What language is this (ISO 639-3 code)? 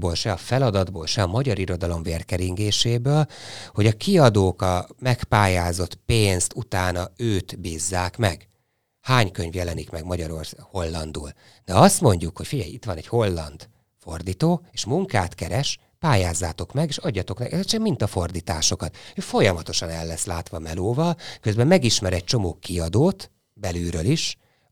hun